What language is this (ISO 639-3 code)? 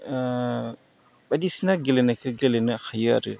brx